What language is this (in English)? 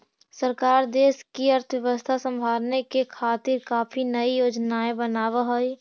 Magahi